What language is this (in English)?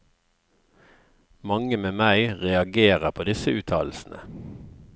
Norwegian